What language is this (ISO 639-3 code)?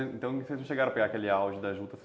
por